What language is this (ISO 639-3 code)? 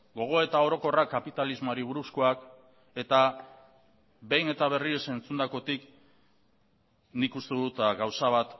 eus